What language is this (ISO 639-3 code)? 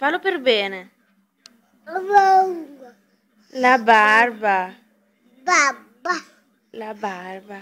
ita